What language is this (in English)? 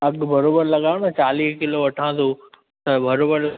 Sindhi